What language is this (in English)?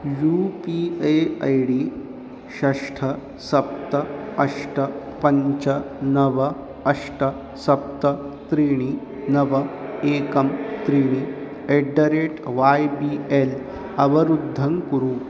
Sanskrit